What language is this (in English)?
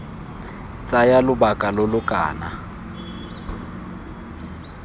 Tswana